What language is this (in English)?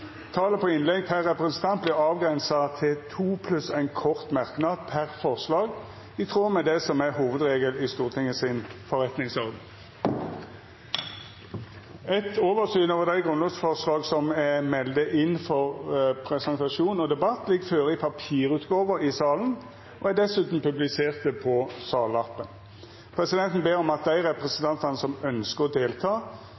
Norwegian Nynorsk